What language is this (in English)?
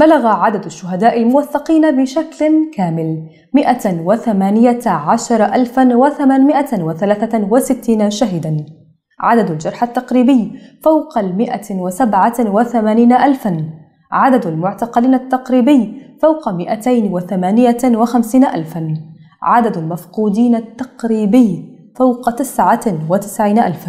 Arabic